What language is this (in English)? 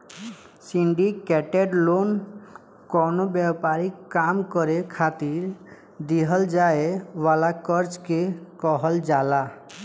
Bhojpuri